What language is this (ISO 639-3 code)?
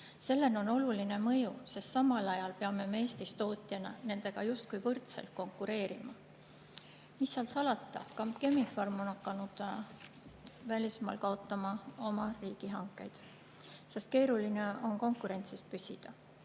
est